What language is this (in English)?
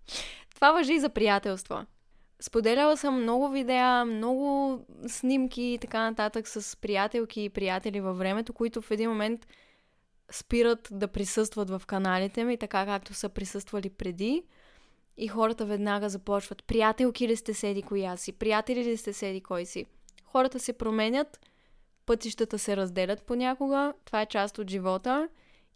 Bulgarian